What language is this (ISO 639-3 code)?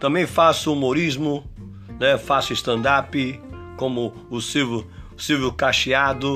por